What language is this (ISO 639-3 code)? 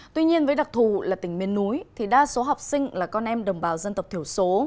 vie